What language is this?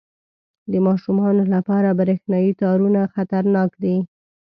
Pashto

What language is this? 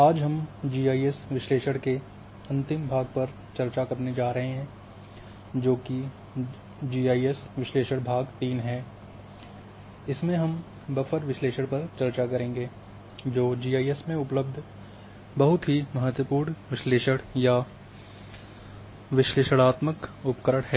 Hindi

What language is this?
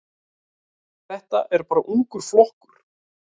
Icelandic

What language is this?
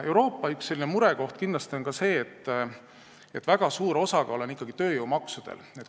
Estonian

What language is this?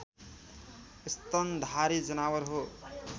Nepali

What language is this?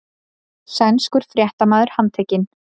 Icelandic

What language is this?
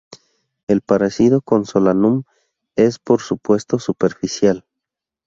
Spanish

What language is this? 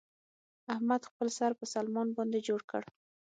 Pashto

